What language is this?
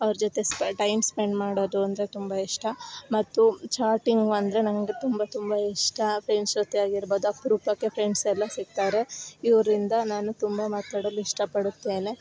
Kannada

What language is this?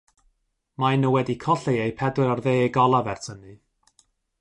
Welsh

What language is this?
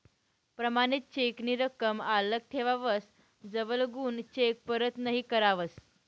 Marathi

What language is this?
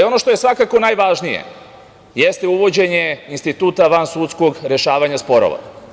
Serbian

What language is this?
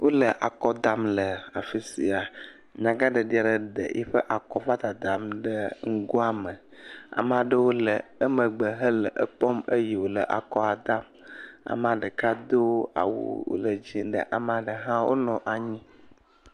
Ewe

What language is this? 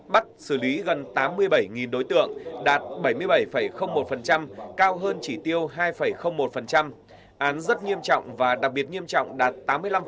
Vietnamese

